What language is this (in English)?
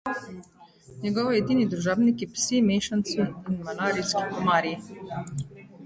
Slovenian